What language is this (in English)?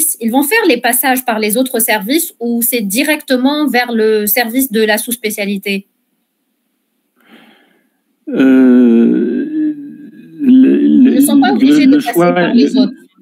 French